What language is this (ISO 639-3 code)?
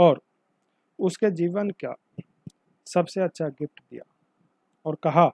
hin